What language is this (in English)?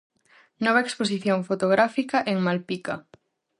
Galician